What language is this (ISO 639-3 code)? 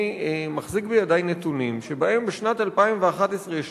heb